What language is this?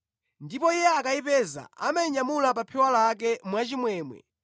Nyanja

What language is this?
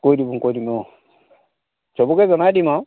Assamese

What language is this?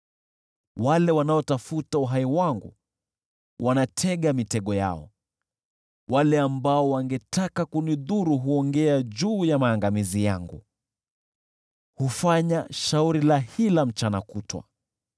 Swahili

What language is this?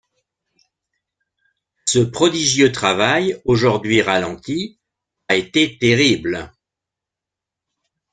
French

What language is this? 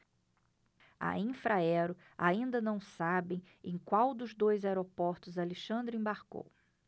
Portuguese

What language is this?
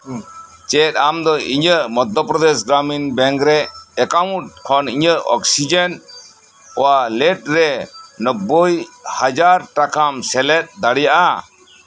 Santali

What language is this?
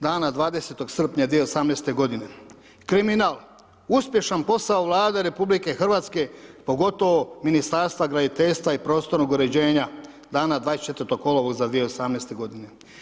Croatian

